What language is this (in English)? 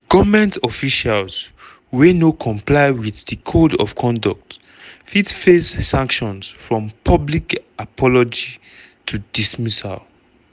Nigerian Pidgin